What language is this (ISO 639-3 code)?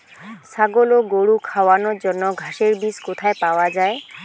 ben